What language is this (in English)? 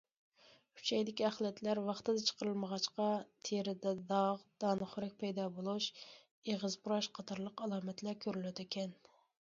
Uyghur